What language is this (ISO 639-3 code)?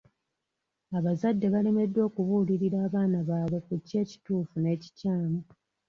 lug